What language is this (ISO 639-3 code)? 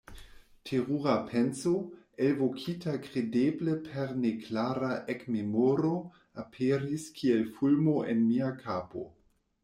epo